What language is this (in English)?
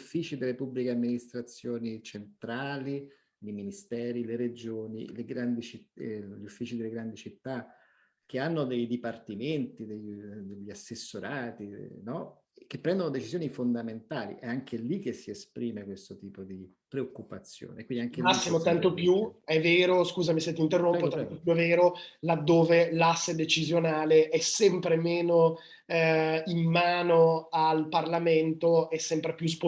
Italian